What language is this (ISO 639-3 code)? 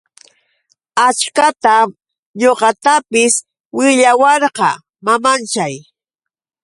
qux